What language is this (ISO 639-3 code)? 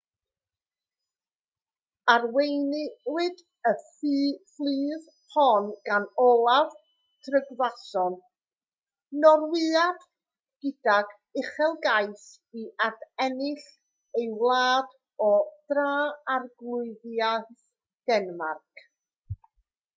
cym